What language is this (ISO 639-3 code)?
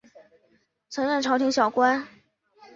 zho